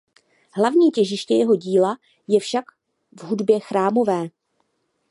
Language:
Czech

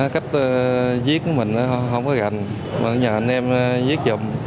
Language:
Vietnamese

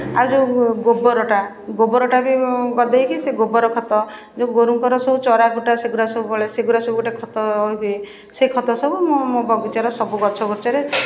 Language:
Odia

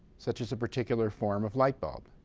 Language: English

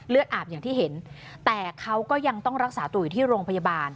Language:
Thai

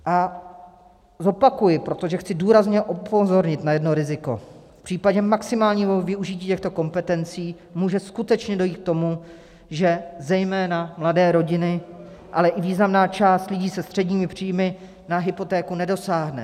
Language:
Czech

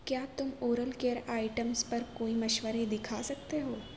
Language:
Urdu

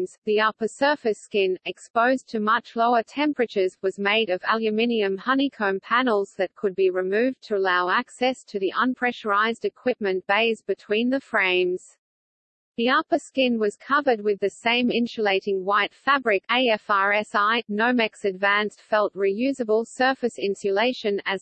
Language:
English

